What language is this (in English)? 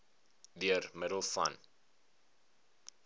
Afrikaans